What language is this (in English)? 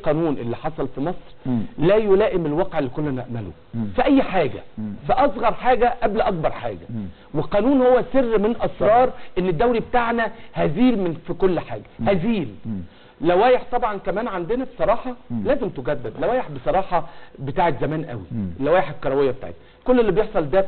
Arabic